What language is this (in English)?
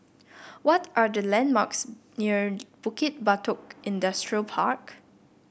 English